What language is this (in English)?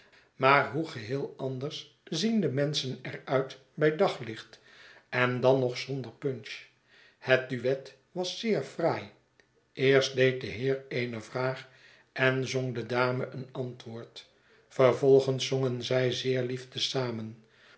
Dutch